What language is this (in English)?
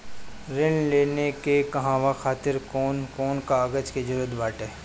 Bhojpuri